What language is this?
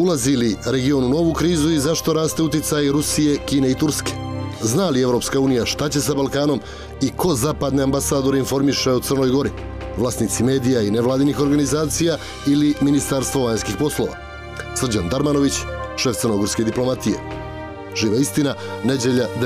Russian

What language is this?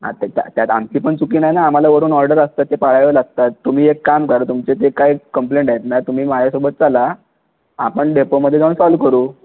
Marathi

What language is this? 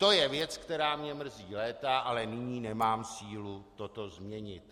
Czech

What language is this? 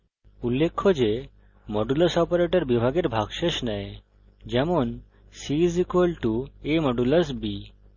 Bangla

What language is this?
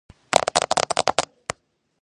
Georgian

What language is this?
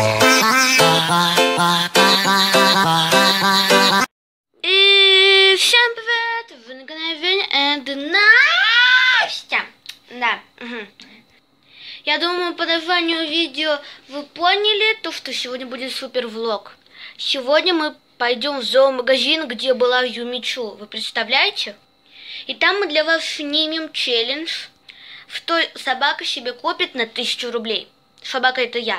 Russian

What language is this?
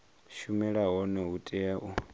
Venda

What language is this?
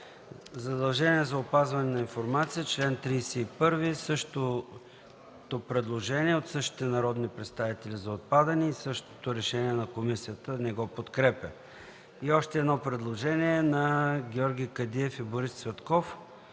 Bulgarian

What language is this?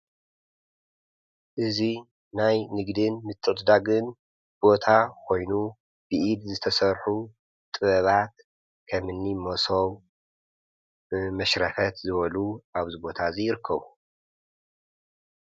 Tigrinya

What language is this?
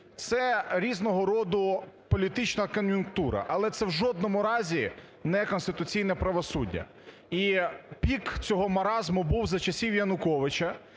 Ukrainian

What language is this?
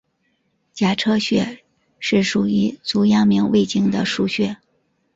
Chinese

